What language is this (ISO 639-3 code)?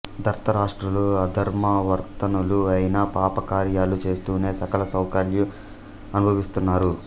tel